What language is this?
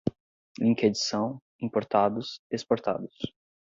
Portuguese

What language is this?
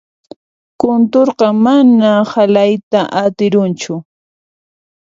Puno Quechua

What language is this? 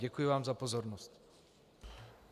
Czech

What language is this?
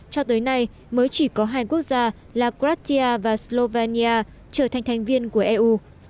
Vietnamese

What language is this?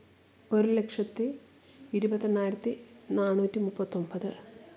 Malayalam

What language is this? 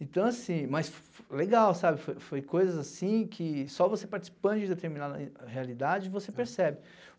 Portuguese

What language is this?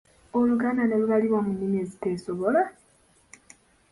Ganda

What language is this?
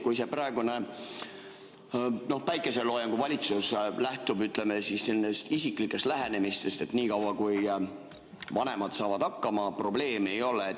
Estonian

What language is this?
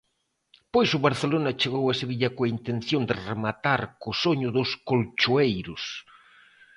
Galician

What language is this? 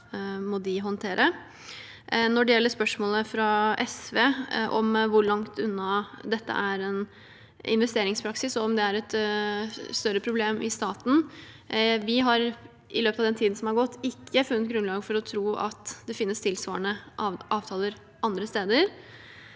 Norwegian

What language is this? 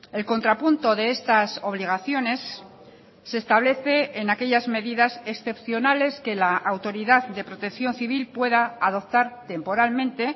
Spanish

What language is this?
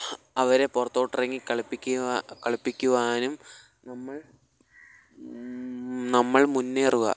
Malayalam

